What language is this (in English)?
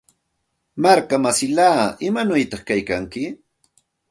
Santa Ana de Tusi Pasco Quechua